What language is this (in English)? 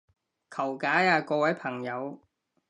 Cantonese